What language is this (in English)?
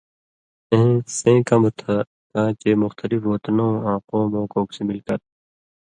Indus Kohistani